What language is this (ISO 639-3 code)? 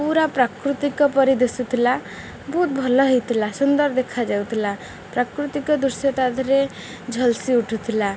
ori